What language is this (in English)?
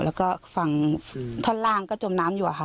Thai